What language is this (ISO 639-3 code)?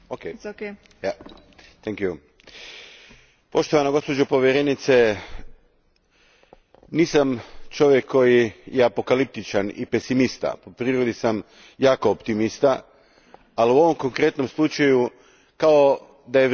hrv